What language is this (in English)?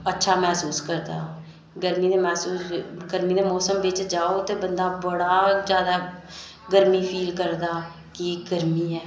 Dogri